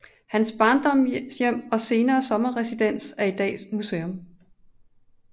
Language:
Danish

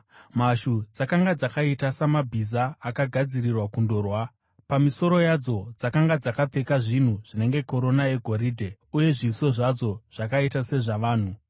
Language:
Shona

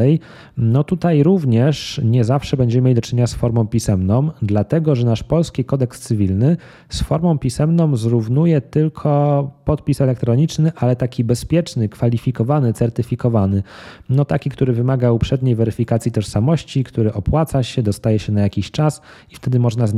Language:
Polish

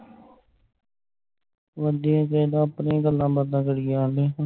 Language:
Punjabi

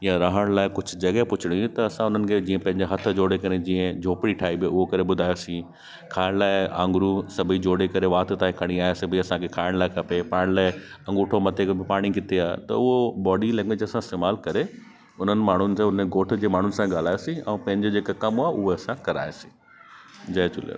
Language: Sindhi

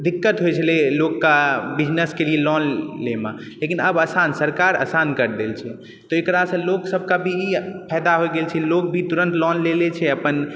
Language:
Maithili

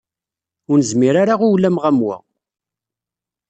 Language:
Kabyle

